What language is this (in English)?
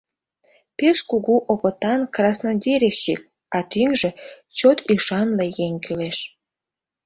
Mari